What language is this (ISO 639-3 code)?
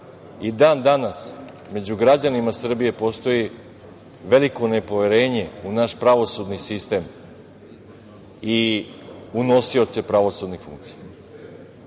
srp